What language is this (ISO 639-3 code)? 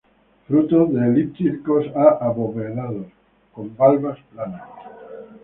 spa